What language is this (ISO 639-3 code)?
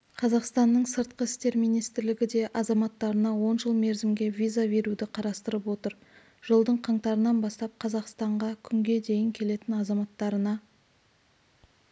kaz